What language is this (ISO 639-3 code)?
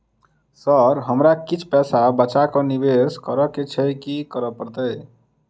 mai